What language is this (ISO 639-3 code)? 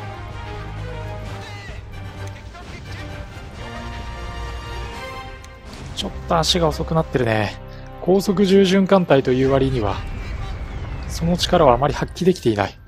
jpn